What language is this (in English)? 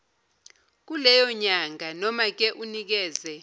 Zulu